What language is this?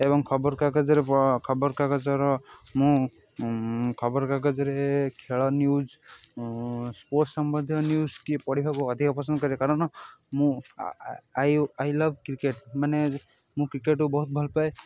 Odia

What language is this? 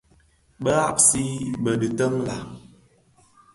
Bafia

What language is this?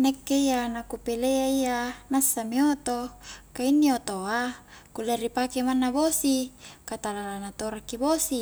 Highland Konjo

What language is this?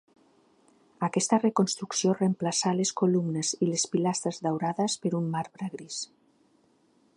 Catalan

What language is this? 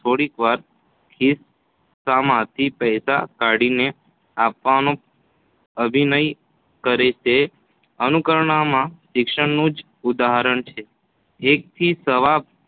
Gujarati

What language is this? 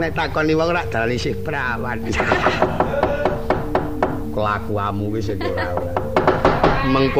Indonesian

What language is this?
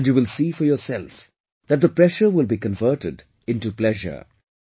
English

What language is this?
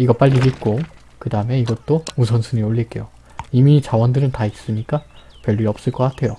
Korean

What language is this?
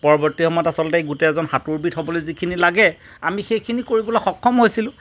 Assamese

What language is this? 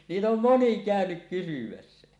Finnish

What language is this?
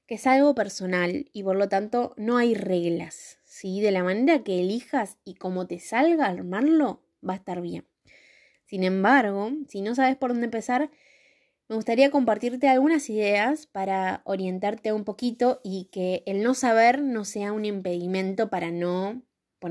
Spanish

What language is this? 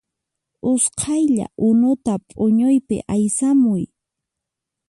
Puno Quechua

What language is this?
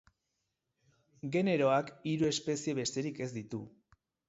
Basque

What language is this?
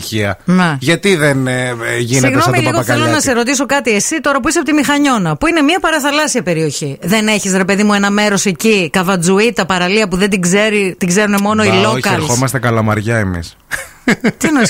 Greek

